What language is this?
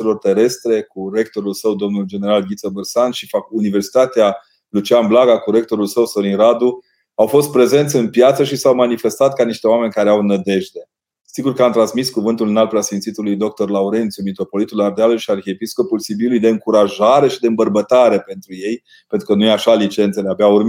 Romanian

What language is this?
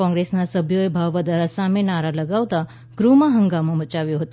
Gujarati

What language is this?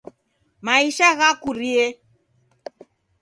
Taita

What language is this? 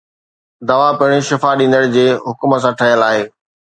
Sindhi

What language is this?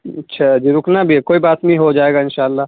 Urdu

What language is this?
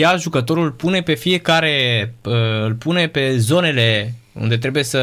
Romanian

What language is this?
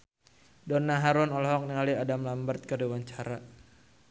Sundanese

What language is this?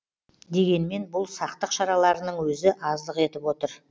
Kazakh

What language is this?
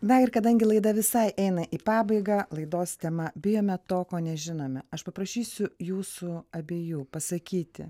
Lithuanian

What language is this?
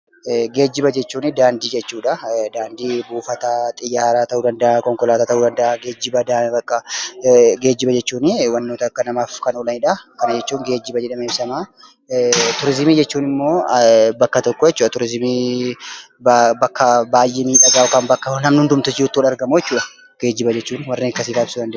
Oromo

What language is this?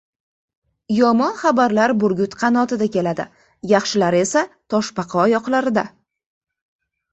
Uzbek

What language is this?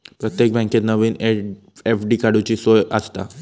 Marathi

